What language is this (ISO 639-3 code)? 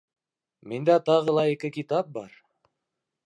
bak